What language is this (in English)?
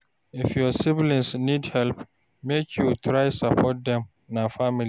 Nigerian Pidgin